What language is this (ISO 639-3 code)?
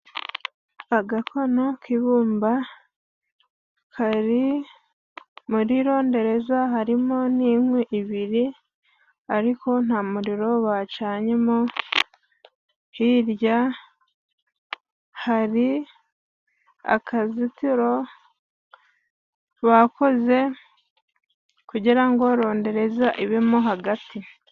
kin